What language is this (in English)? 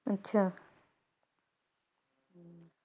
Punjabi